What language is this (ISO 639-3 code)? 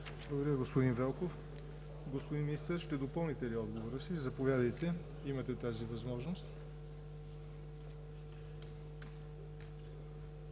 bul